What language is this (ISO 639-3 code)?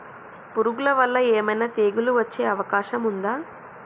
tel